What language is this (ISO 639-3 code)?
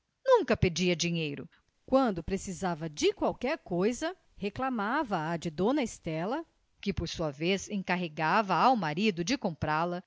por